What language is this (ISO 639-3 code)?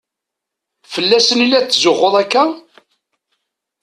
kab